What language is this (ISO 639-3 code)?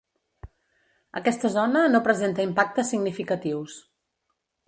cat